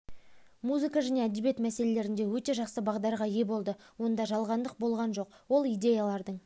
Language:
Kazakh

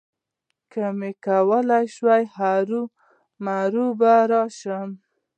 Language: Pashto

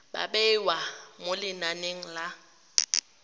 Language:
Tswana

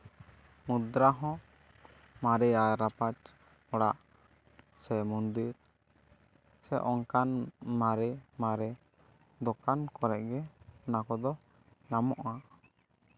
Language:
Santali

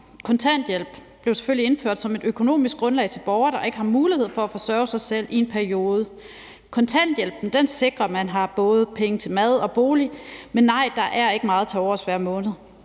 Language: Danish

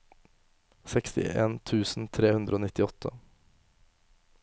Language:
Norwegian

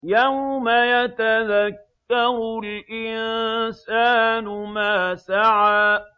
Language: Arabic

